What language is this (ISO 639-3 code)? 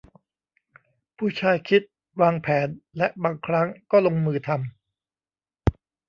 tha